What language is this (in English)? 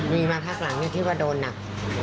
Thai